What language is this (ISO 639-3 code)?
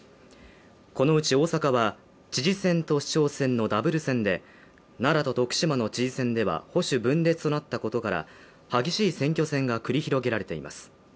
jpn